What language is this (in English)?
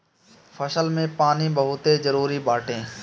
Bhojpuri